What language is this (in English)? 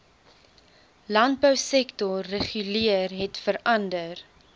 Afrikaans